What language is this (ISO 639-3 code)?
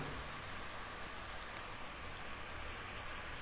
tam